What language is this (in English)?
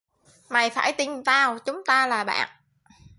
Vietnamese